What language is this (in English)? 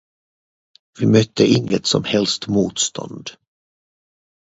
Swedish